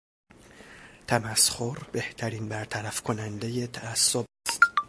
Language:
Persian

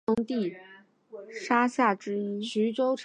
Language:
Chinese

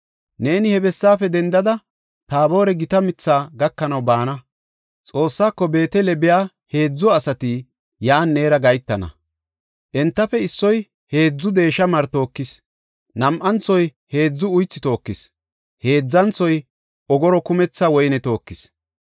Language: Gofa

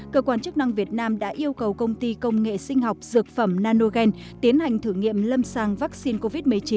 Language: Vietnamese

